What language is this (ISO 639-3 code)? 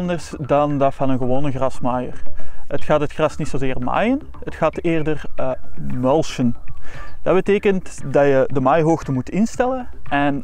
nld